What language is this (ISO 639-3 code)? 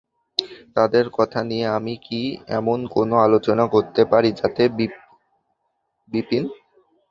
ben